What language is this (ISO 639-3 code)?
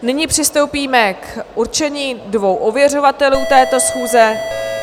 ces